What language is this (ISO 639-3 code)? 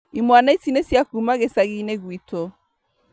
kik